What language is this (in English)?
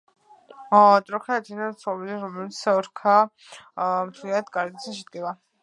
Georgian